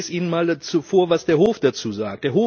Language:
German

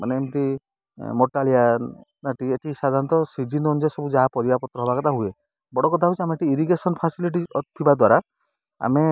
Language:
Odia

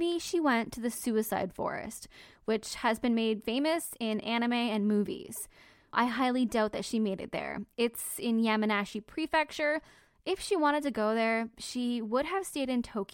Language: English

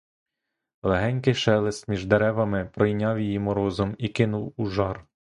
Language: Ukrainian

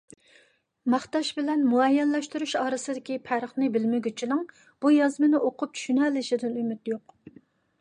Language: Uyghur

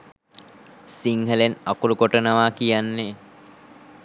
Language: Sinhala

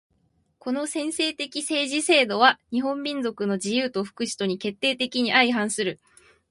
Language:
Japanese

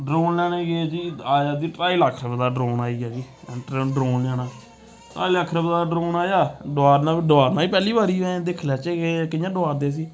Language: Dogri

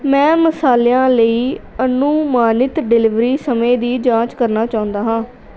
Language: Punjabi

